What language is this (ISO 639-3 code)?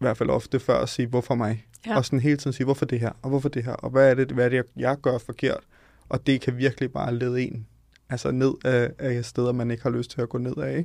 dan